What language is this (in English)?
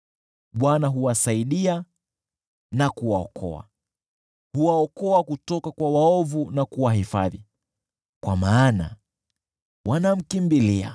Swahili